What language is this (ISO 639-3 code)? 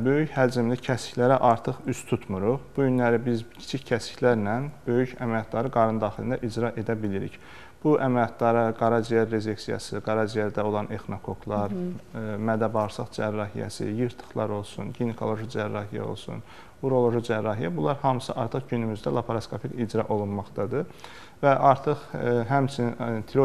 tur